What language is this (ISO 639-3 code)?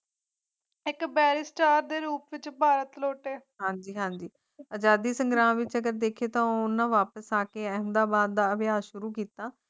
pan